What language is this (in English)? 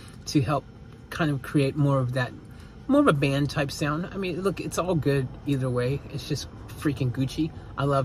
English